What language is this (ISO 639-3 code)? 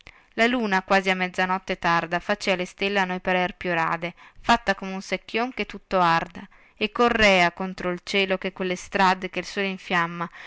ita